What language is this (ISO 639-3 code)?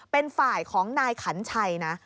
tha